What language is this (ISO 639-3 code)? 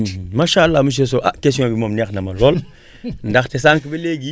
wol